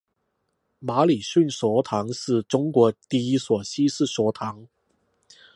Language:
Chinese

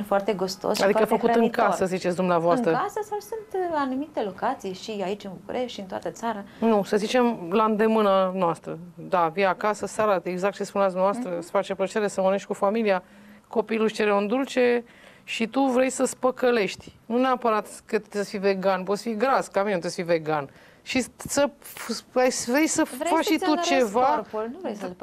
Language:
Romanian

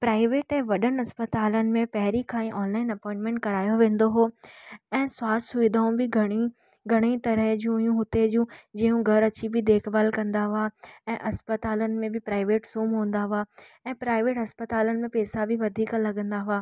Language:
Sindhi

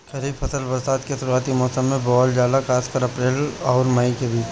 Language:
Bhojpuri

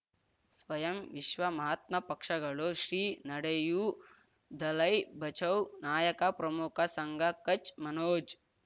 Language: Kannada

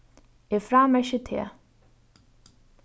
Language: Faroese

